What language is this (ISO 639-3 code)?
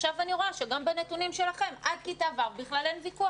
heb